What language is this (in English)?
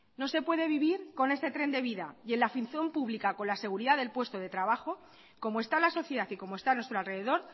Spanish